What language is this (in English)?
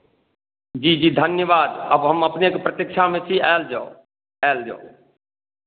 Maithili